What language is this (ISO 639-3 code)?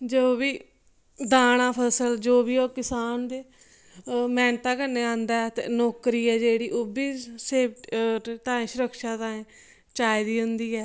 doi